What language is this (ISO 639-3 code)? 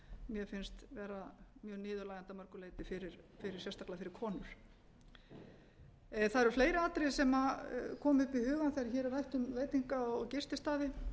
isl